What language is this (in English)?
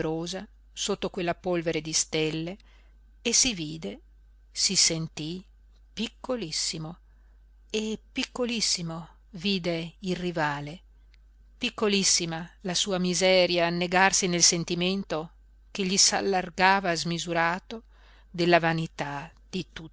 Italian